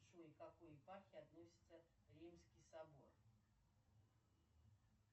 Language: Russian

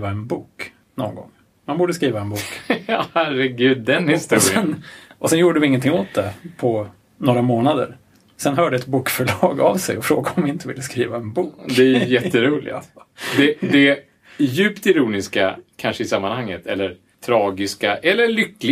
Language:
Swedish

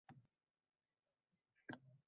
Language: Uzbek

